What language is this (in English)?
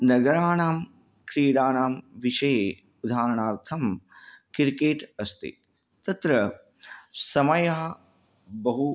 Sanskrit